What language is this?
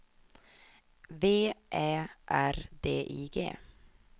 Swedish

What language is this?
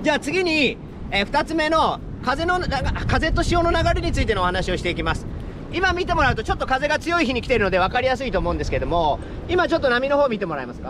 Japanese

